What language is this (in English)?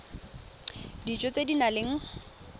Tswana